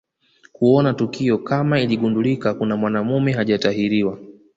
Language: Swahili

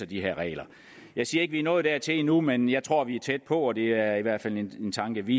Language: Danish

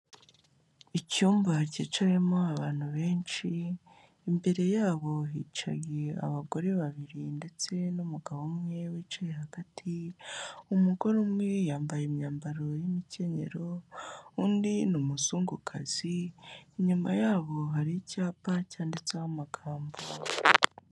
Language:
Kinyarwanda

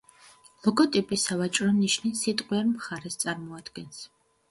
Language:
Georgian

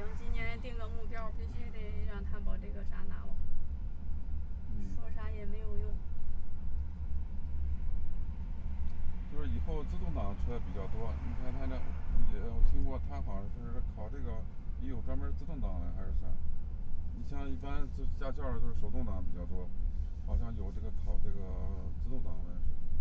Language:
Chinese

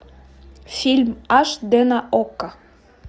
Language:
Russian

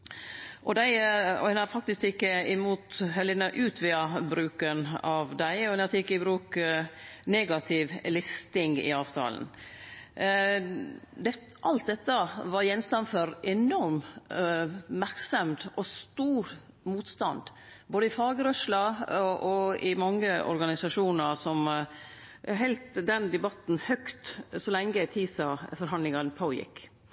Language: Norwegian Nynorsk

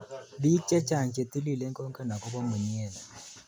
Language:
Kalenjin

